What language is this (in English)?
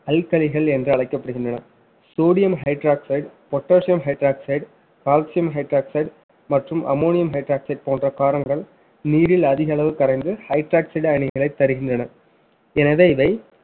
Tamil